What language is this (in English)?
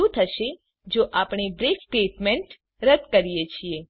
Gujarati